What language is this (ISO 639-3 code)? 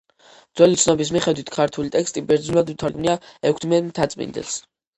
kat